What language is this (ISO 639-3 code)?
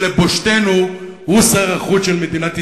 heb